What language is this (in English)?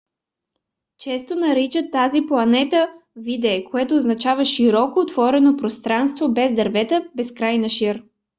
Bulgarian